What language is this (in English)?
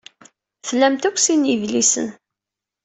Kabyle